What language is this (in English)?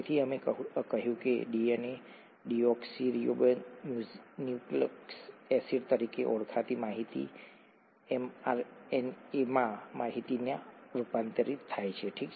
Gujarati